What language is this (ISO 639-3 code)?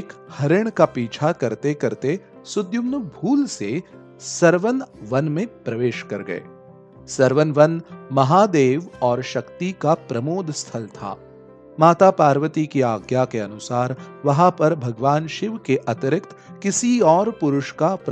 hin